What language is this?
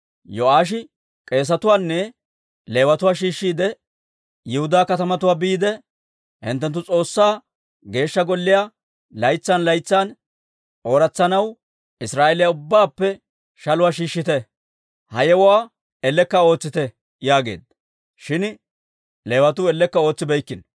Dawro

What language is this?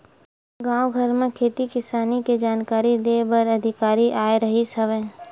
Chhattisgarhi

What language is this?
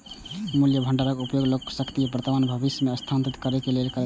Maithili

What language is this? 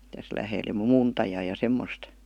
Finnish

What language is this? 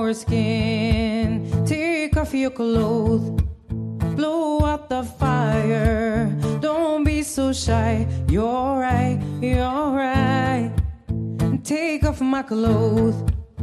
Hungarian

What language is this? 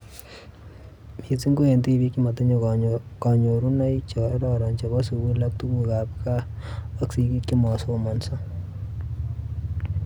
Kalenjin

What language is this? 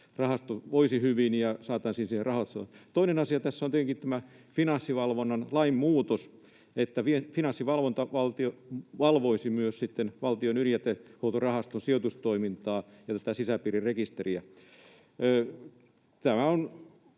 Finnish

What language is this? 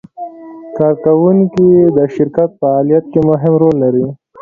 Pashto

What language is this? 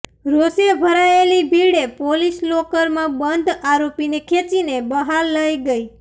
Gujarati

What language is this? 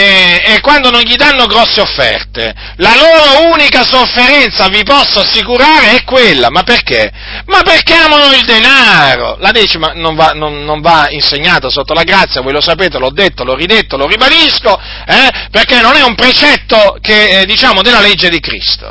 Italian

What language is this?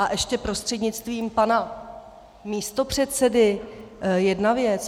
Czech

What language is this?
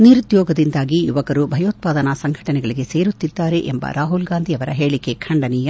Kannada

